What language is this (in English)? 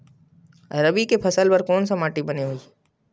Chhattisgarhi